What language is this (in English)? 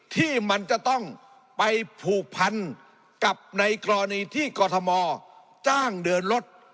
Thai